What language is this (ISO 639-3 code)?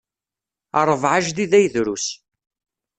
kab